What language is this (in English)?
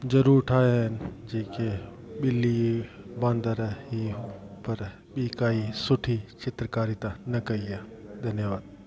Sindhi